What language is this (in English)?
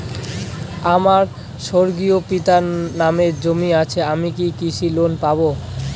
Bangla